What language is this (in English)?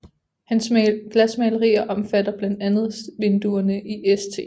Danish